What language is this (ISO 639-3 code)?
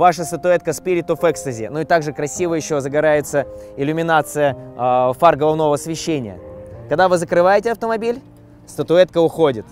rus